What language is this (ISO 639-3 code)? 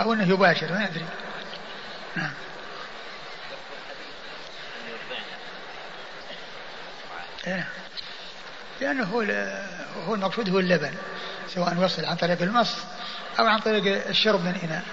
ara